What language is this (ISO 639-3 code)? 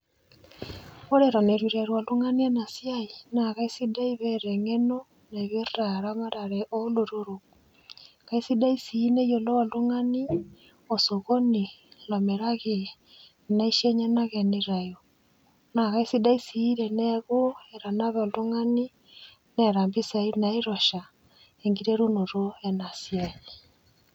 mas